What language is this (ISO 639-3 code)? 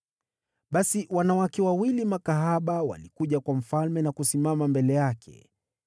swa